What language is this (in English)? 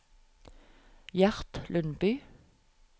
Norwegian